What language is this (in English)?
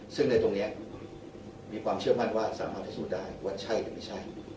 Thai